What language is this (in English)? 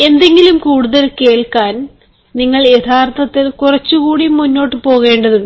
Malayalam